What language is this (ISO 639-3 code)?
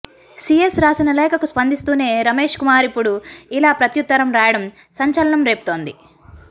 tel